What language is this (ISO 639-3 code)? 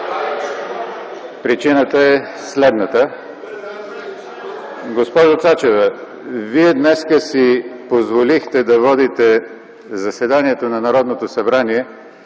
bul